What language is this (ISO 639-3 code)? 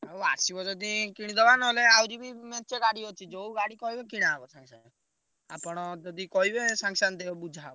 ori